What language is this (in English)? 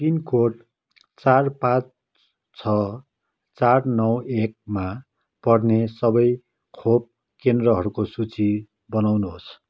Nepali